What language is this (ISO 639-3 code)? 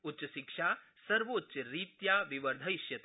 san